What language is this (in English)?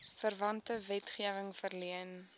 Afrikaans